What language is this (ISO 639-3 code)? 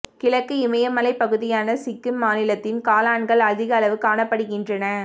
tam